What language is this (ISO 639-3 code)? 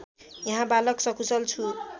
nep